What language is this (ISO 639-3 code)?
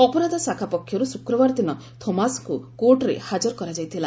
ori